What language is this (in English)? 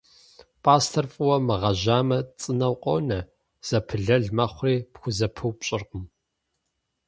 Kabardian